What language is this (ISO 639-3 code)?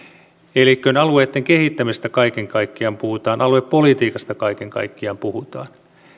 fin